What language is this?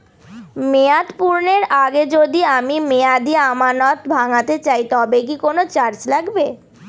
Bangla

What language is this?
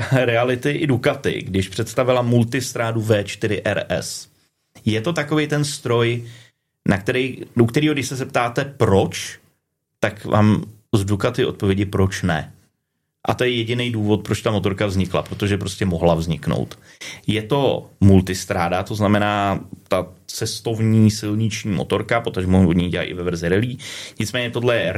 Czech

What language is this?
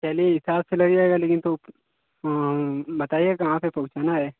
Hindi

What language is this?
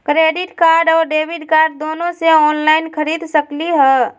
Magahi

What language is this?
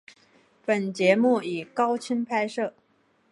Chinese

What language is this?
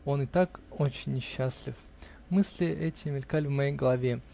Russian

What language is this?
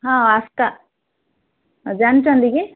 Odia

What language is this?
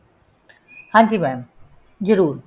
Punjabi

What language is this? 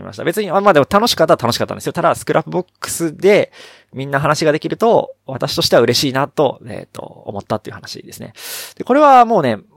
Japanese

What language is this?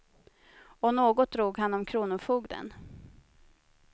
Swedish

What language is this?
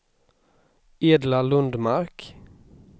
Swedish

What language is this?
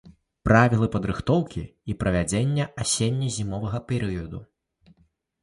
Belarusian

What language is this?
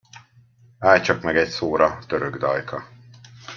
Hungarian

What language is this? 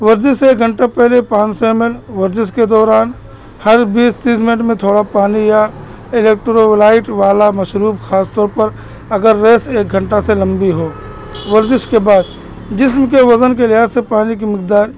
Urdu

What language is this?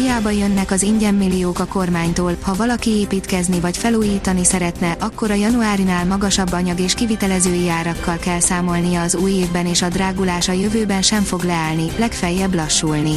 Hungarian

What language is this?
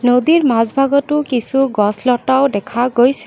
Assamese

